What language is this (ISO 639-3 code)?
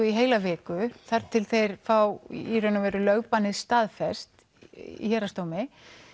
isl